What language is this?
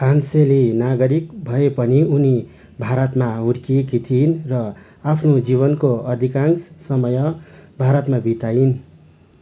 Nepali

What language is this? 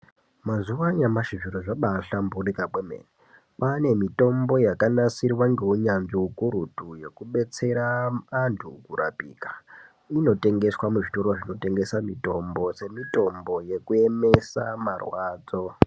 Ndau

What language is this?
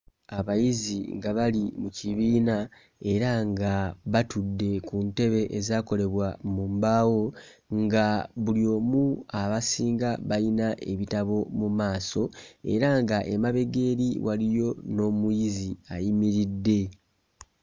Ganda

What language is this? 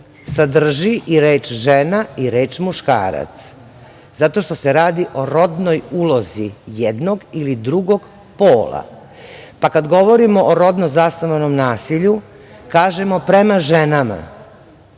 Serbian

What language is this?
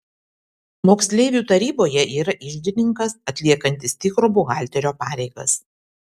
Lithuanian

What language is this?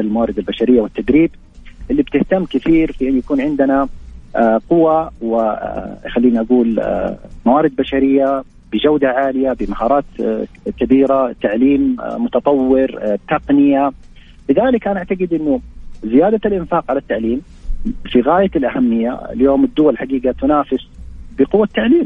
Arabic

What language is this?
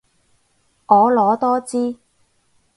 Cantonese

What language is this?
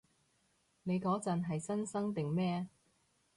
Cantonese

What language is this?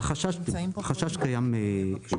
Hebrew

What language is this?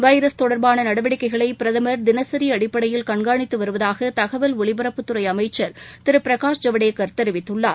Tamil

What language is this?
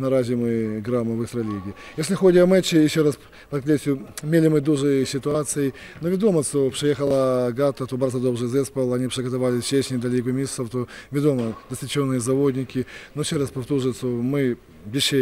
Polish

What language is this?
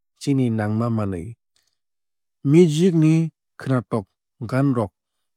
Kok Borok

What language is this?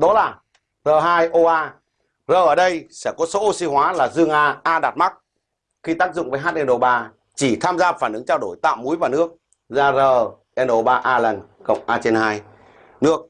Vietnamese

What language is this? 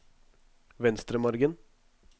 Norwegian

